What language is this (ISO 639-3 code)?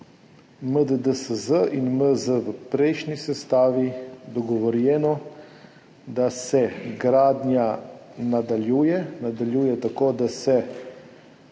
slv